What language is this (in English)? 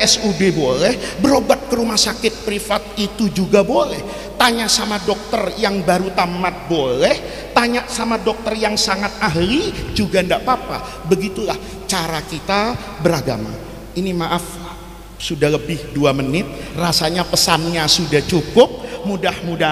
Indonesian